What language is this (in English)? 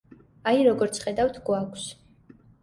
Georgian